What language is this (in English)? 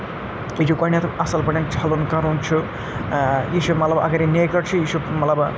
Kashmiri